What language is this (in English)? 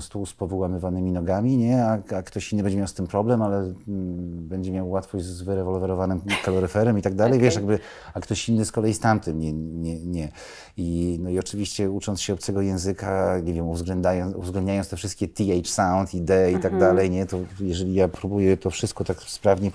Polish